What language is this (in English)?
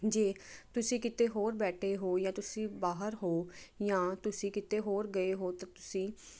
Punjabi